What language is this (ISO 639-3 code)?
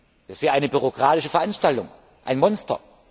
deu